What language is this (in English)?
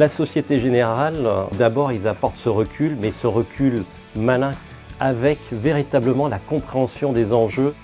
French